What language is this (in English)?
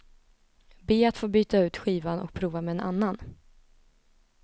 Swedish